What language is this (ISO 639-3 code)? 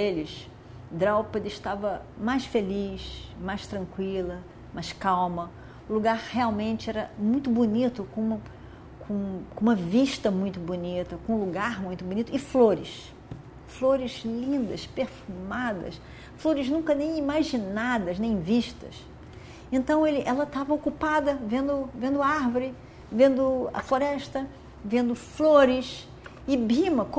por